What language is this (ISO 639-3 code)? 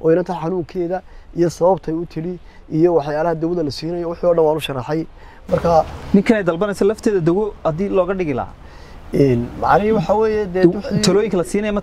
ara